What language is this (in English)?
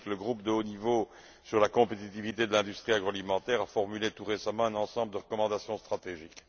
French